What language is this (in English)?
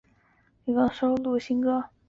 Chinese